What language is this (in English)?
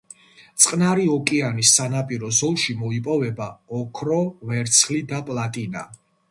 Georgian